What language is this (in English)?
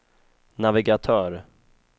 Swedish